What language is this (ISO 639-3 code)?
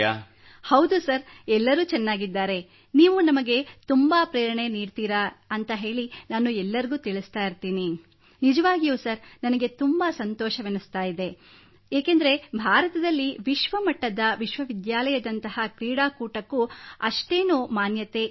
kan